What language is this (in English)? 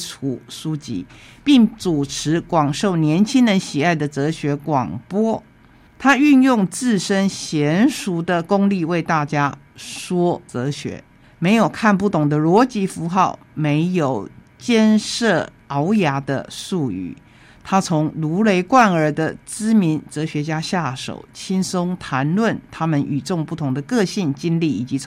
Chinese